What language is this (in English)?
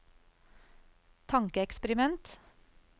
Norwegian